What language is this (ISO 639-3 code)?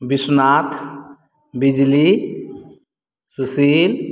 mai